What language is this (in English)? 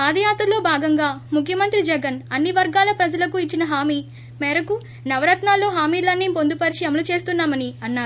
Telugu